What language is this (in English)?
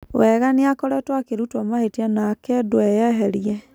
Kikuyu